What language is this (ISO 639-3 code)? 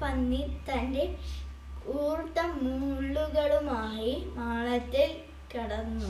mal